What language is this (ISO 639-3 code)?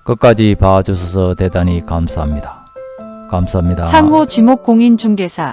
kor